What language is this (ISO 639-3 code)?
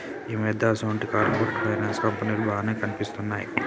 tel